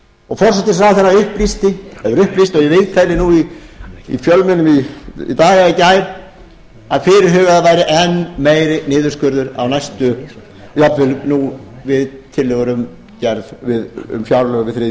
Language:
Icelandic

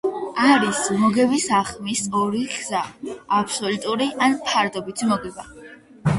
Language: Georgian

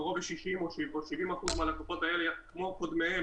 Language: Hebrew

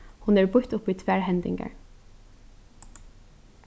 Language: Faroese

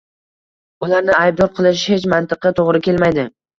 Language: Uzbek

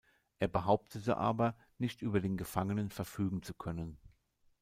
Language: German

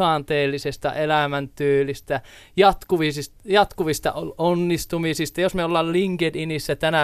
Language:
Finnish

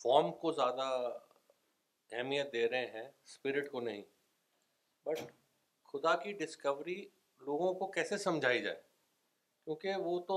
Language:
Urdu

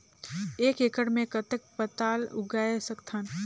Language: Chhattisgarhi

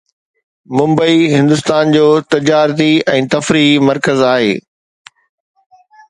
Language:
Sindhi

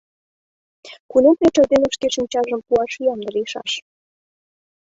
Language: Mari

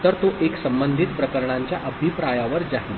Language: Marathi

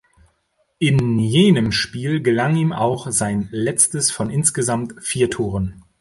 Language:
German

